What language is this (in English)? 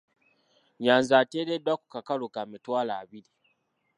Ganda